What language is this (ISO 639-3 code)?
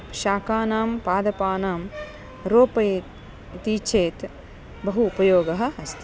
san